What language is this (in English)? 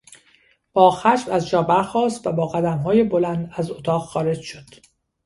Persian